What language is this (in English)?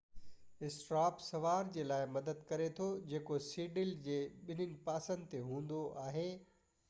Sindhi